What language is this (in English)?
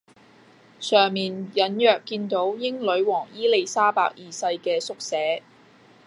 Cantonese